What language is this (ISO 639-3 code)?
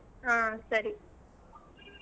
kan